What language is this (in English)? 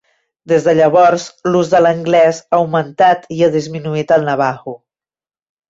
Catalan